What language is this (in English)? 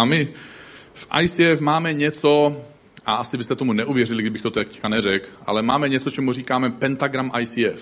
Czech